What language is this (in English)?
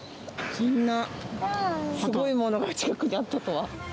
Japanese